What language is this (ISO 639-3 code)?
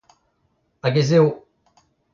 bre